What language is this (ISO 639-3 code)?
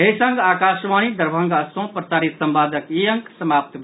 mai